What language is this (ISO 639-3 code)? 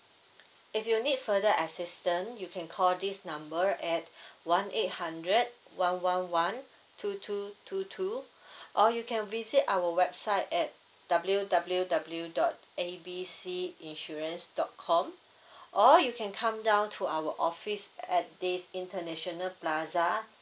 eng